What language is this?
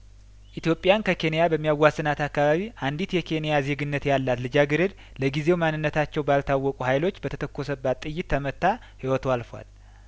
Amharic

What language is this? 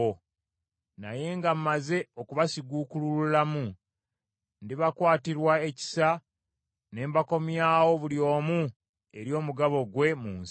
Ganda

